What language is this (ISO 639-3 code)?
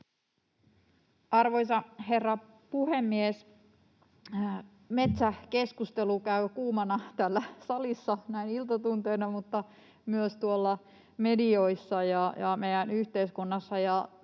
fin